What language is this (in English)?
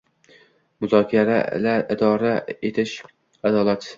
Uzbek